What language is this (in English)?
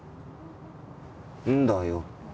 Japanese